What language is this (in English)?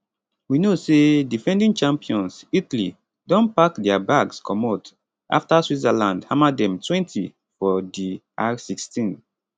Nigerian Pidgin